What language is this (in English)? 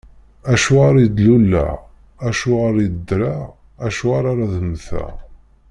Kabyle